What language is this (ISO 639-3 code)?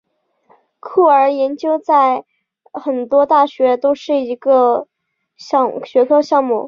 zho